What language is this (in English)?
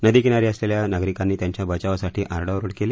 Marathi